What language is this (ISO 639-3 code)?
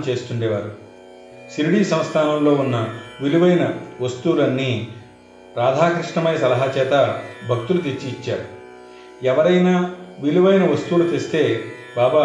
tel